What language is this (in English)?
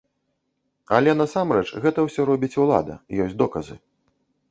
Belarusian